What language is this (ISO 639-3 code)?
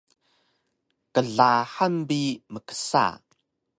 trv